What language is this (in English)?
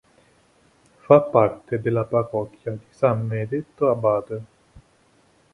Italian